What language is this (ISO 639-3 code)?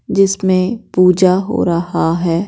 hin